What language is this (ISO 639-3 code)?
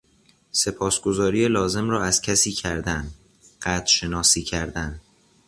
fas